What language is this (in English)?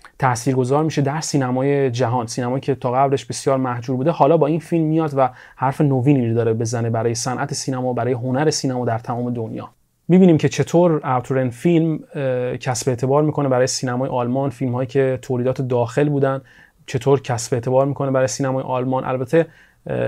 Persian